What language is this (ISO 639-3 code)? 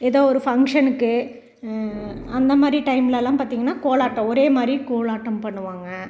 tam